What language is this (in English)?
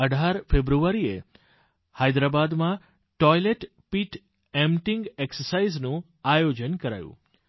Gujarati